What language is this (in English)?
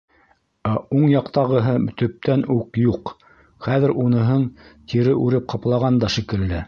Bashkir